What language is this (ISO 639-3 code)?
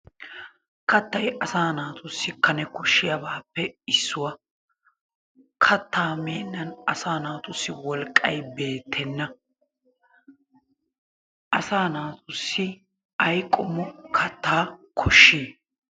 wal